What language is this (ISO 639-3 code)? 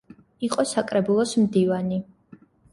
kat